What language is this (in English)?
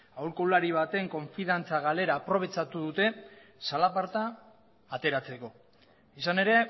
Basque